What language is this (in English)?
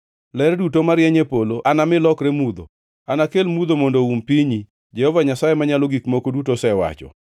Luo (Kenya and Tanzania)